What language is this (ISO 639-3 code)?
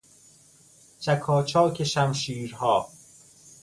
fas